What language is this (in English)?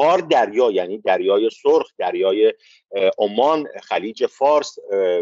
Persian